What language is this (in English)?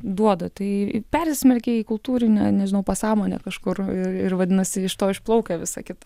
Lithuanian